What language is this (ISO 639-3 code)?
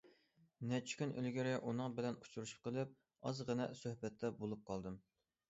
uig